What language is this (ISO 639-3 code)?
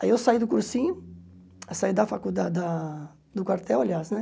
por